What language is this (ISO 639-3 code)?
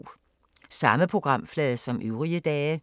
dan